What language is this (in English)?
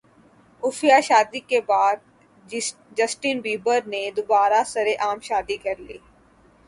Urdu